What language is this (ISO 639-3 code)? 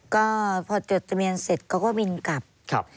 tha